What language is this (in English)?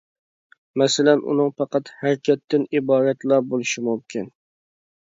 Uyghur